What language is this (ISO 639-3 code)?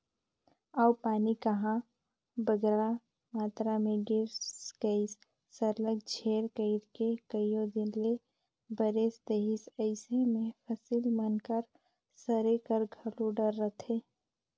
hne